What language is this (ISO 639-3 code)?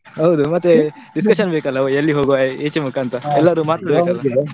kan